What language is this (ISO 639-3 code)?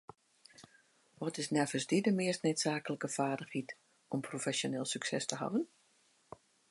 fry